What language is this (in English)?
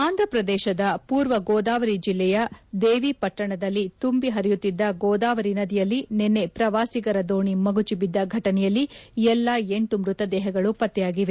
Kannada